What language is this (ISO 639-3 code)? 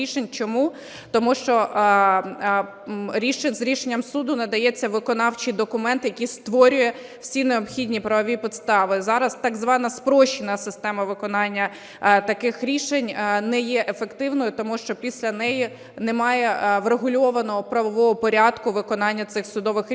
ukr